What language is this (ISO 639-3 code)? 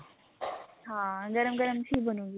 pan